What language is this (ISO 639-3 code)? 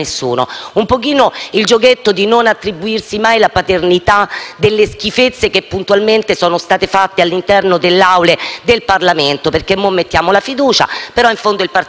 ita